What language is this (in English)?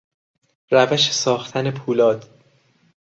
Persian